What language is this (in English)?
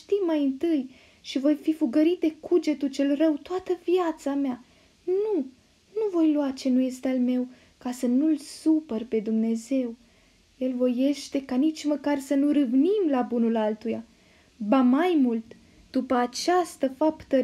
Romanian